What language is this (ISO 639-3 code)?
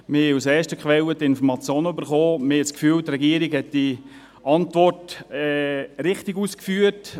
gsw